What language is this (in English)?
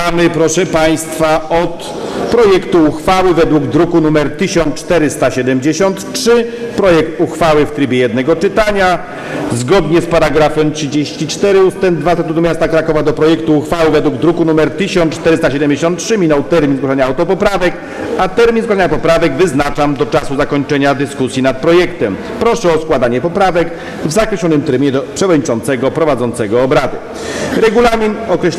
Polish